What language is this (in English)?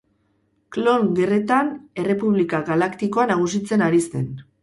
Basque